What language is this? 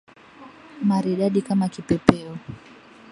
Swahili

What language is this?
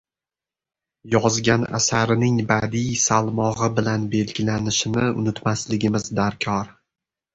Uzbek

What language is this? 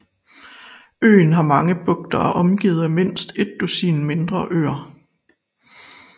Danish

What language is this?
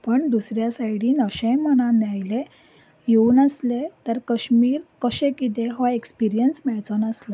Konkani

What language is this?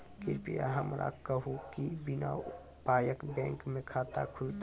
Maithili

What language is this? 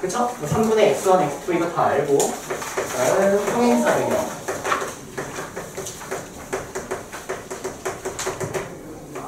Korean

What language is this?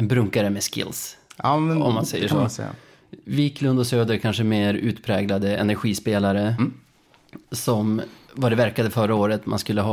Swedish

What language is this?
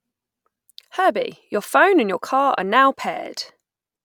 English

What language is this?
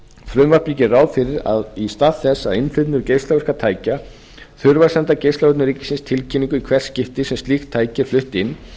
Icelandic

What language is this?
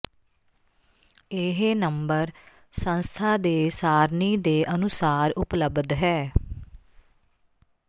Punjabi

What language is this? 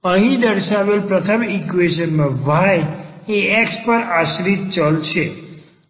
Gujarati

